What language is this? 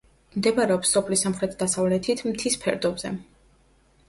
Georgian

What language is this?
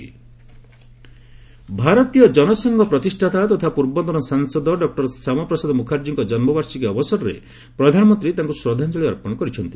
Odia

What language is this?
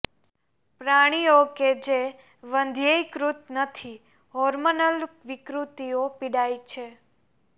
Gujarati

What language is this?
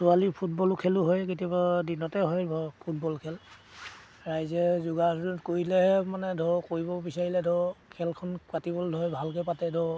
Assamese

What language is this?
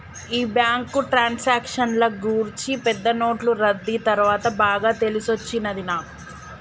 Telugu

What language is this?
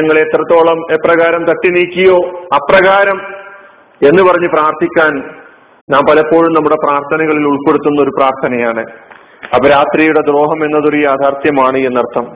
Malayalam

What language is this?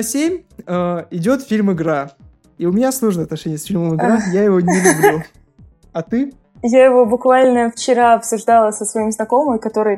Russian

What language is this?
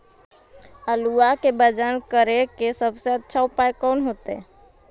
Magahi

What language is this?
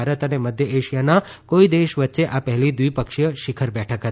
Gujarati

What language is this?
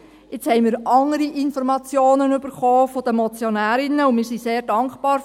Swiss German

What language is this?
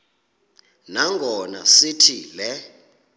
Xhosa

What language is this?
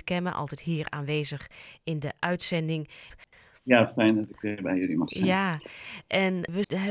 Dutch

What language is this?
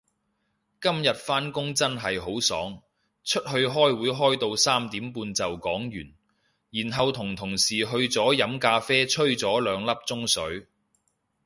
Cantonese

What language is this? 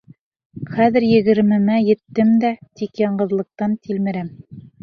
Bashkir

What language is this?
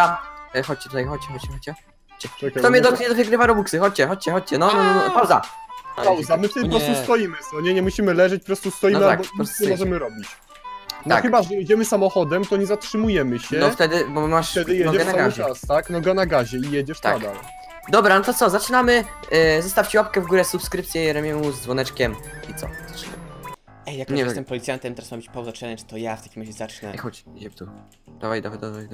Polish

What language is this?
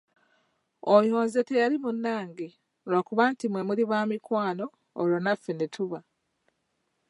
Ganda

